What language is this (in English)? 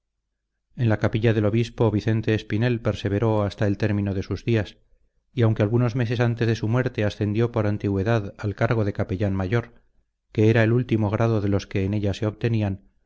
Spanish